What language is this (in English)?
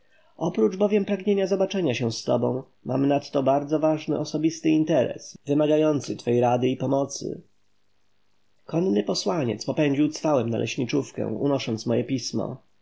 Polish